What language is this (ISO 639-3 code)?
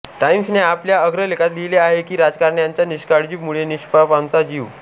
mar